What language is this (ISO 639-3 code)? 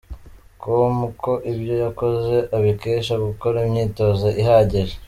kin